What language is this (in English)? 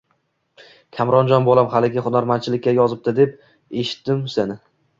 Uzbek